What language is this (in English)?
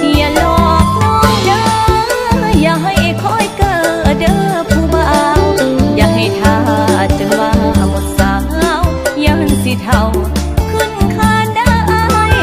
Thai